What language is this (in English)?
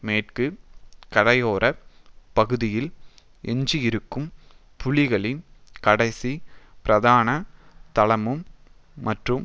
Tamil